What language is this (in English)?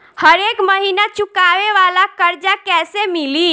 Bhojpuri